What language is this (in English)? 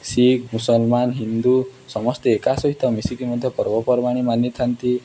Odia